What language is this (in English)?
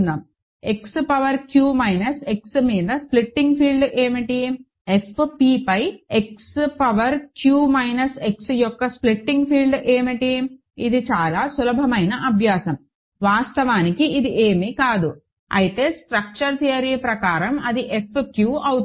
Telugu